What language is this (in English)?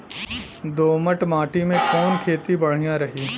Bhojpuri